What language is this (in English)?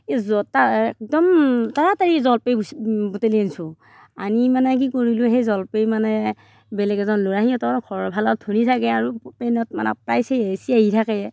Assamese